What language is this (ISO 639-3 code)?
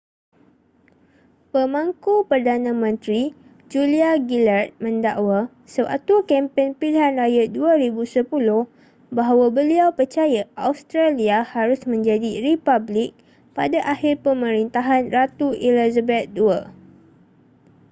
msa